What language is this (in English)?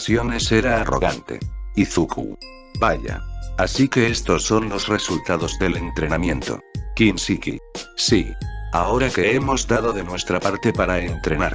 Spanish